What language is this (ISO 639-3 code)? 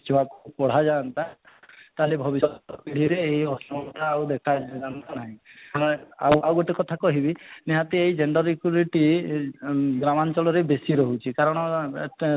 ori